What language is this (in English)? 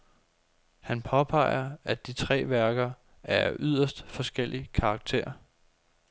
Danish